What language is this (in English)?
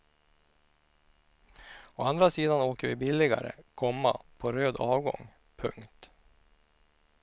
Swedish